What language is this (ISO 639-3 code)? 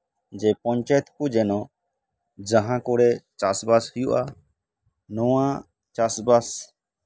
sat